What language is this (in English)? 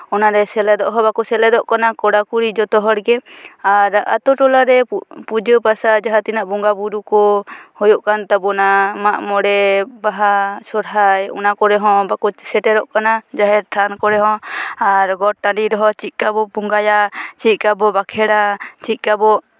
Santali